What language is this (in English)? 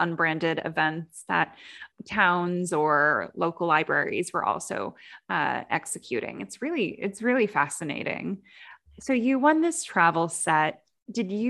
English